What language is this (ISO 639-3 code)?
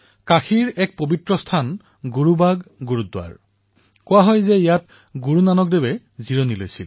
asm